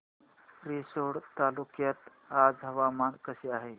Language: Marathi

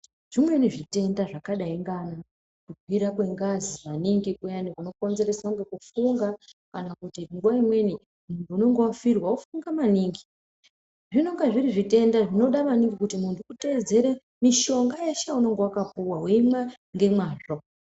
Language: Ndau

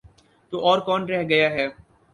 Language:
Urdu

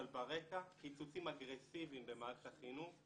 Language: Hebrew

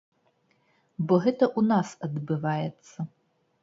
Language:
Belarusian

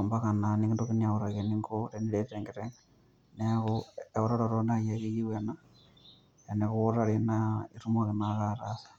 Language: Masai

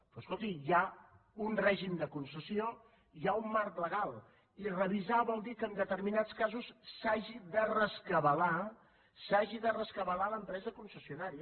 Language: Catalan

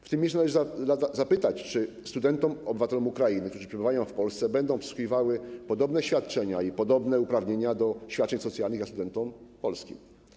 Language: Polish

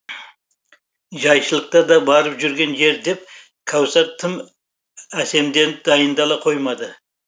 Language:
Kazakh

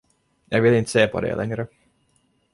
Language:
Swedish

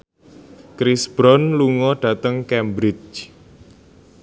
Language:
Javanese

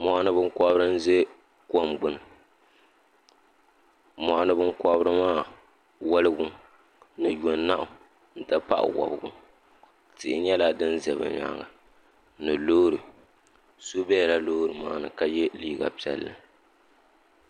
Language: Dagbani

